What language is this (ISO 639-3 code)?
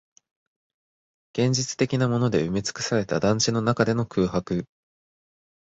jpn